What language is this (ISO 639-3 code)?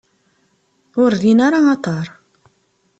kab